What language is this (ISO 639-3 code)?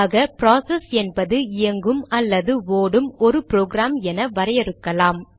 tam